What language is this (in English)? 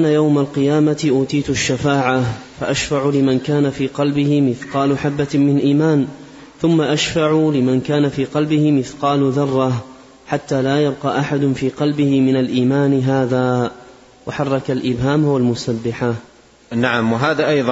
Arabic